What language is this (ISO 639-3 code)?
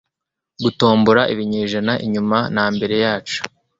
kin